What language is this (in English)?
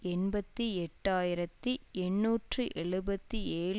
Tamil